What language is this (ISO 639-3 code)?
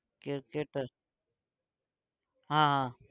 guj